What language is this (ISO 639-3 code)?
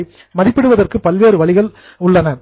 tam